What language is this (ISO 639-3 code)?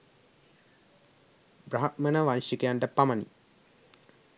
sin